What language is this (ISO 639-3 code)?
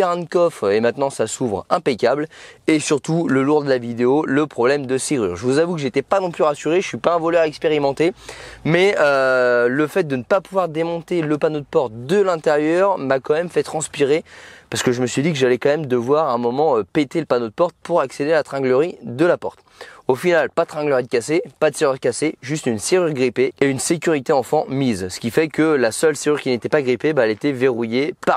fra